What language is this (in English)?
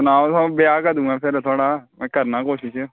Dogri